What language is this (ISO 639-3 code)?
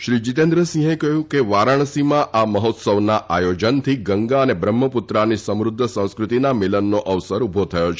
guj